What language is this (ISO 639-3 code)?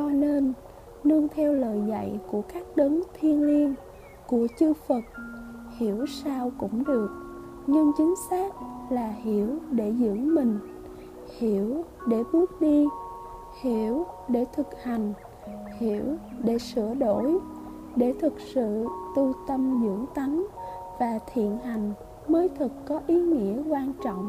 vie